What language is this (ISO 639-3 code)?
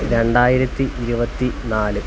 mal